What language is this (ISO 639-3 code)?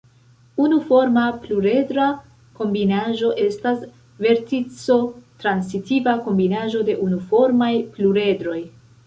epo